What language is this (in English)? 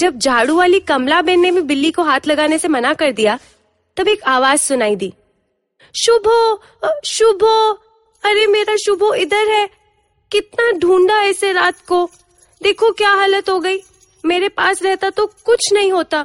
Hindi